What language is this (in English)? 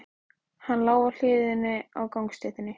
Icelandic